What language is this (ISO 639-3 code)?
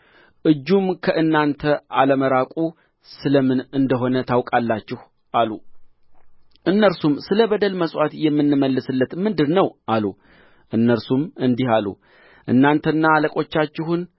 amh